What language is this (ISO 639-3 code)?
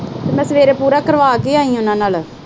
pan